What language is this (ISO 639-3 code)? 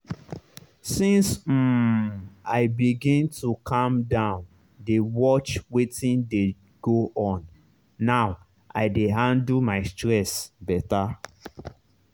pcm